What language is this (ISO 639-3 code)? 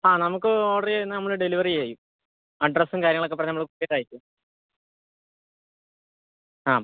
mal